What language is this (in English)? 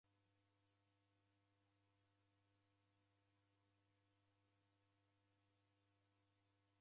Taita